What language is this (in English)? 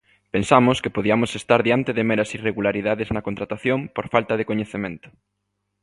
Galician